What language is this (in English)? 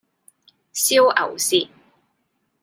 Cantonese